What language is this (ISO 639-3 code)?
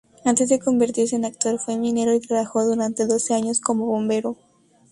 spa